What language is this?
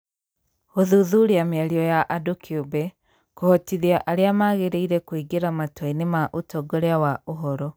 Kikuyu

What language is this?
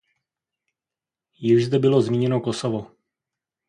Czech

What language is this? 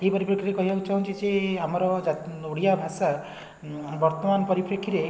Odia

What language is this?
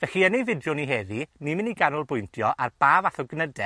Welsh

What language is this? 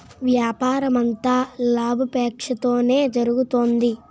Telugu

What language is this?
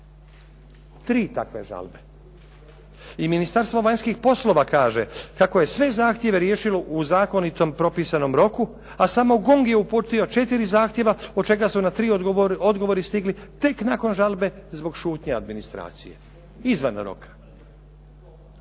Croatian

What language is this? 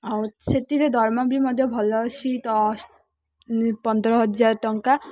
Odia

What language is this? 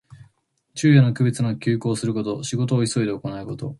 Japanese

